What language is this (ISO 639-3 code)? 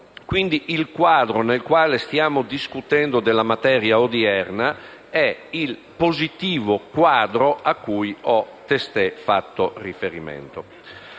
ita